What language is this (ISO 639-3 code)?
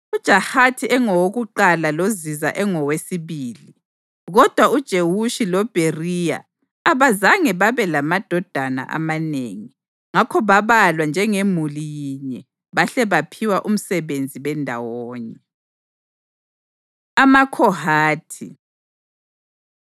nde